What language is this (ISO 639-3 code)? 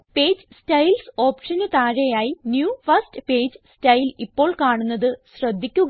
mal